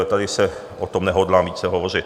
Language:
Czech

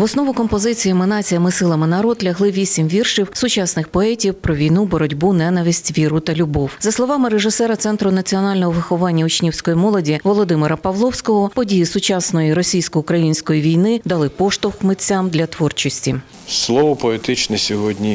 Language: Ukrainian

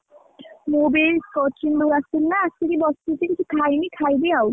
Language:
Odia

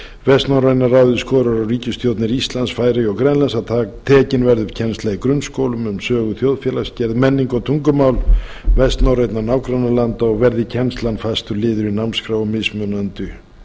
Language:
Icelandic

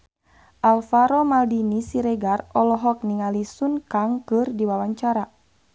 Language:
Sundanese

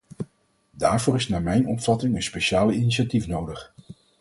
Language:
Dutch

